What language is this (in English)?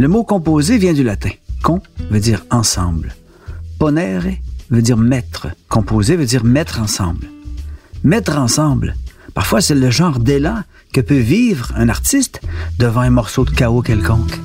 French